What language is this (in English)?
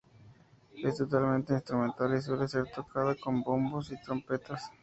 Spanish